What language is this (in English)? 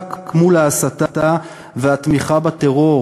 Hebrew